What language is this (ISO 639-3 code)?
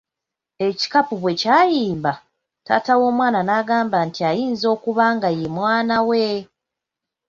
lug